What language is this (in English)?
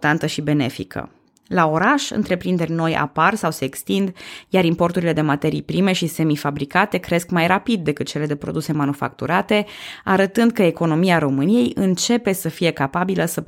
Romanian